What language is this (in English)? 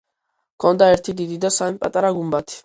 Georgian